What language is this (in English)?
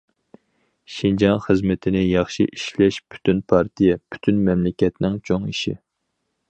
Uyghur